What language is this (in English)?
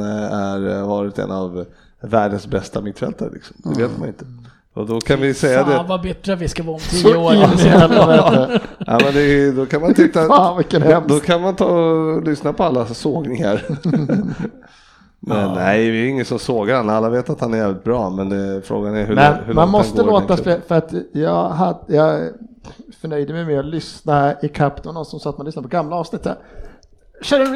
Swedish